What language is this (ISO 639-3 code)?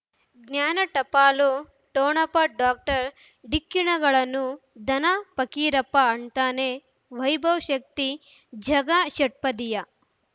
kan